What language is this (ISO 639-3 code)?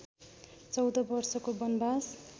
nep